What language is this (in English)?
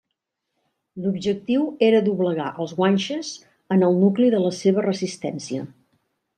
Catalan